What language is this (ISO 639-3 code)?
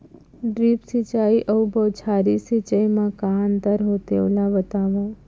hne